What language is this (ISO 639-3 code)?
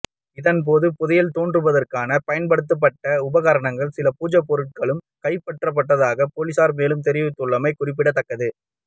tam